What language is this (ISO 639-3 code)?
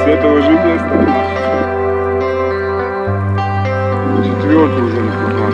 rus